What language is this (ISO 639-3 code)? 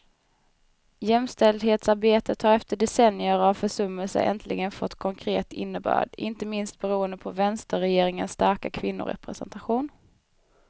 swe